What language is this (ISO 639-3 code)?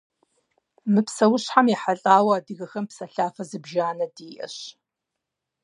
kbd